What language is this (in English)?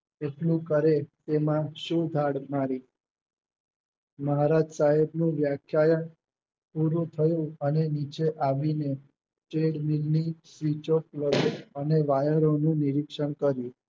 Gujarati